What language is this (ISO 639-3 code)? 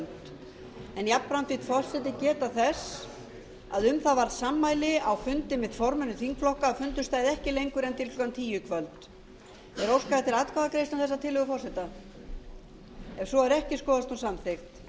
isl